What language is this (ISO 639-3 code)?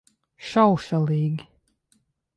lav